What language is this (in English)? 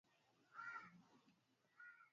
Swahili